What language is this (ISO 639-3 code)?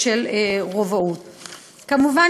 heb